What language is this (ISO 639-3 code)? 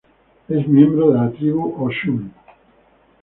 spa